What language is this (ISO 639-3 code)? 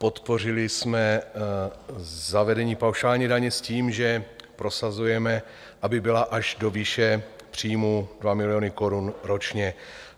ces